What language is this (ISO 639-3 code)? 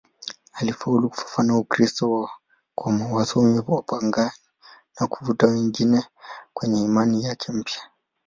swa